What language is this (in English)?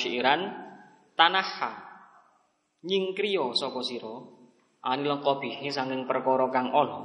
Indonesian